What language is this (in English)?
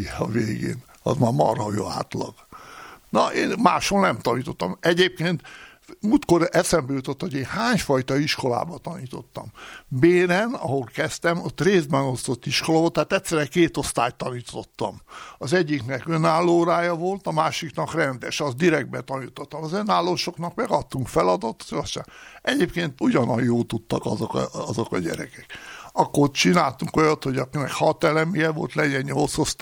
Hungarian